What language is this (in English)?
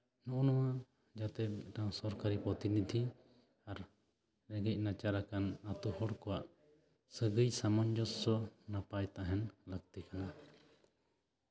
Santali